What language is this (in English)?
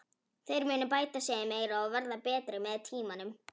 Icelandic